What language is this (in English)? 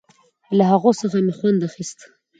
Pashto